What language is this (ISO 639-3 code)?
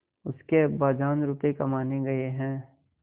hin